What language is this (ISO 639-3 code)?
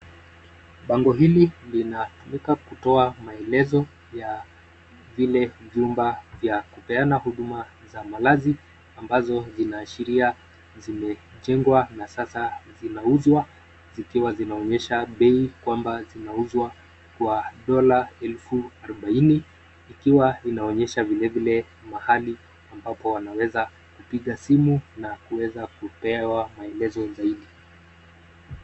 swa